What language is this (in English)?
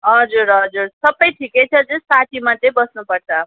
Nepali